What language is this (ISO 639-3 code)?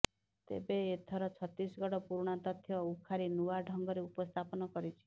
ori